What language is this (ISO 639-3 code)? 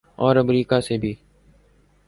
urd